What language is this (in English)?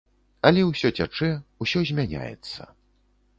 Belarusian